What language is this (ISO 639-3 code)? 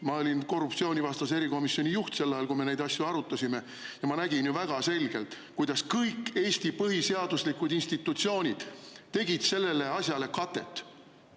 est